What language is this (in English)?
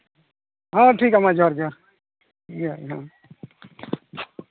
Santali